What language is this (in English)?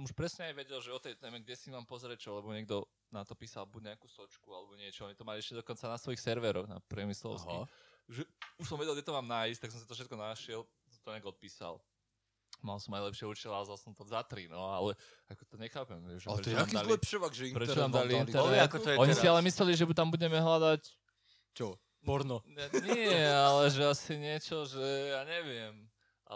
Slovak